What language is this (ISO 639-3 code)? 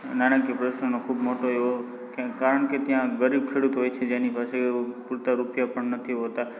guj